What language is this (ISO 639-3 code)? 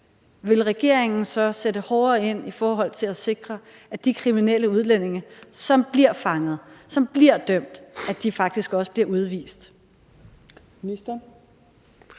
dan